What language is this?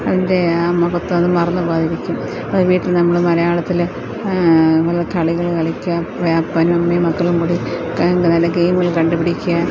Malayalam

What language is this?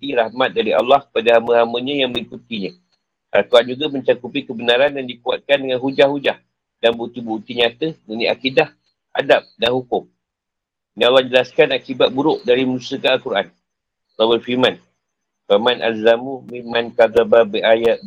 Malay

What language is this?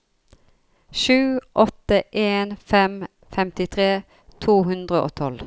Norwegian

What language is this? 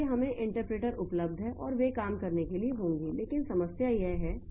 Hindi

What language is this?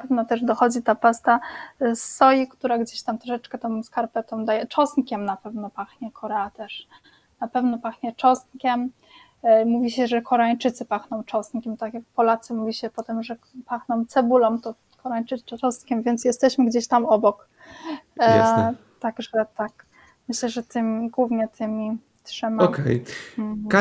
Polish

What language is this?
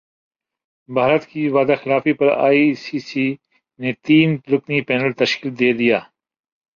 Urdu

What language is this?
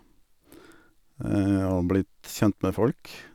Norwegian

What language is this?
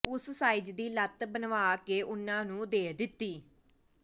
Punjabi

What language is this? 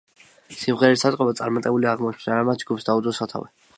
Georgian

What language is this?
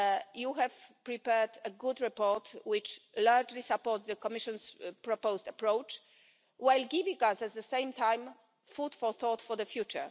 English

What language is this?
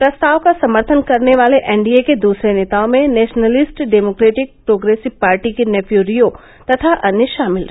Hindi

